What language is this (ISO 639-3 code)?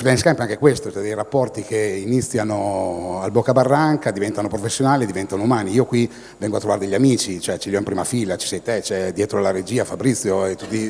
ita